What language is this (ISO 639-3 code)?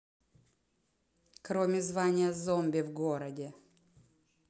rus